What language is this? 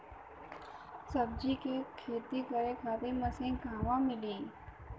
Bhojpuri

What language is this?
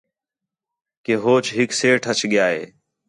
Khetrani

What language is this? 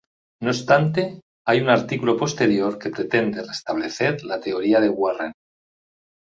Spanish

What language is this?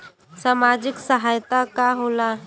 Bhojpuri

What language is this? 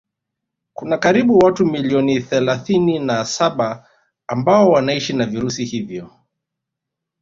Swahili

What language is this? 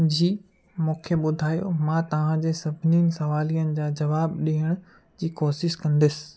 Sindhi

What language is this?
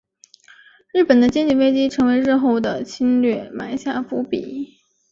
Chinese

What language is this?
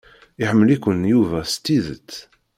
Kabyle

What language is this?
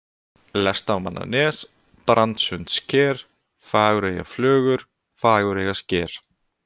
Icelandic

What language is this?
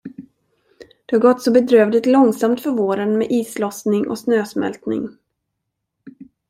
Swedish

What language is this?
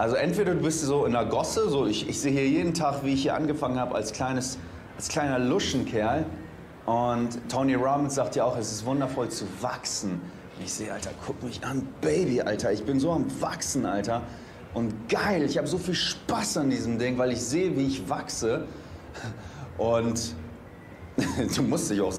German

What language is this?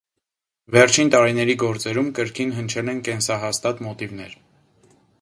Armenian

